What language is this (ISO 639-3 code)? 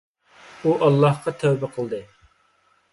uig